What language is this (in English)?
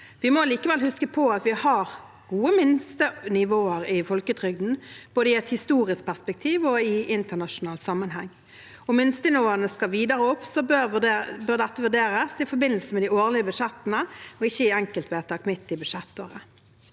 Norwegian